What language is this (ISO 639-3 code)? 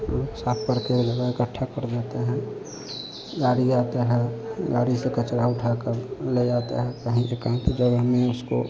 hin